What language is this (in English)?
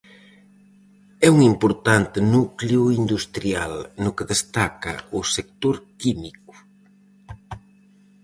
Galician